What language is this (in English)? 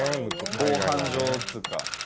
Japanese